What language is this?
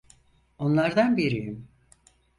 Turkish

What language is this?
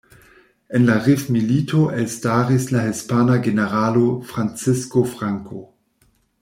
Esperanto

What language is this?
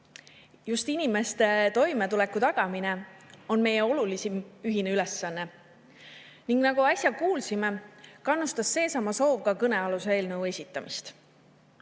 Estonian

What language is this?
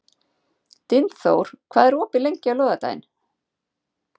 Icelandic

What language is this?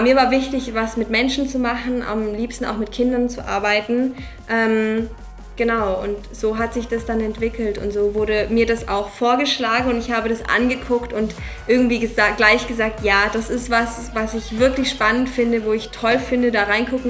German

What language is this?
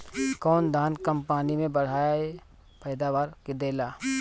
Bhojpuri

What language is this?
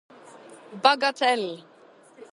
Norwegian Bokmål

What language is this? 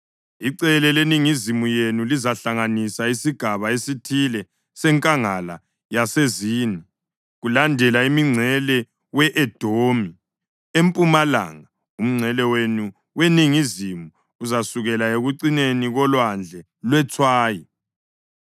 North Ndebele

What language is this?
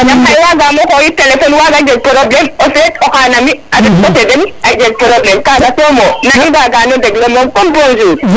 Serer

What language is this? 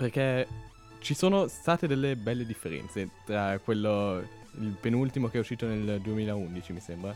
Italian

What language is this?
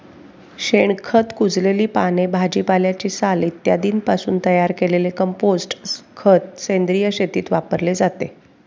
Marathi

